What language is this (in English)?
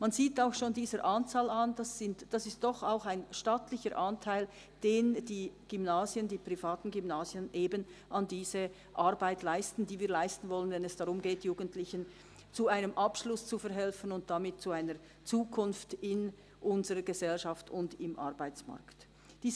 Swiss German